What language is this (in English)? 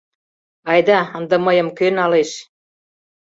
Mari